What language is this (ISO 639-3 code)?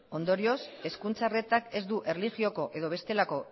eus